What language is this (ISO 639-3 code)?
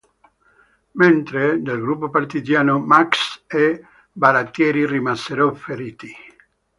ita